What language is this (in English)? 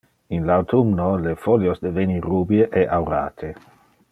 Interlingua